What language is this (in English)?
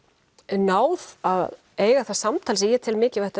Icelandic